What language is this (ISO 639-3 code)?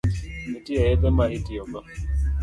luo